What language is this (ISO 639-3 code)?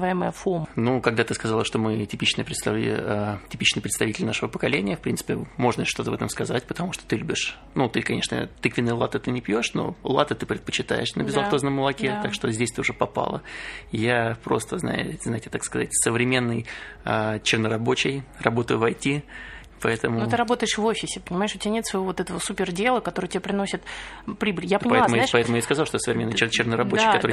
rus